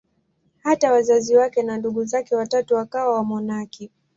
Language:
Swahili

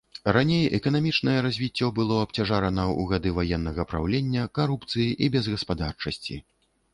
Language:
Belarusian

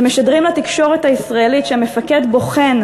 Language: Hebrew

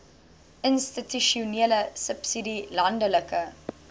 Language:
Afrikaans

